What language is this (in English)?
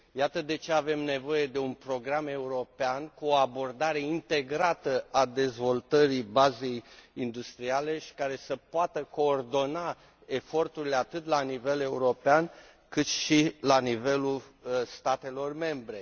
Romanian